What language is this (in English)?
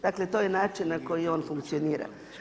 Croatian